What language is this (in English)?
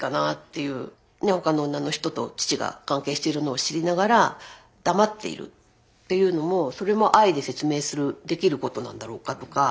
Japanese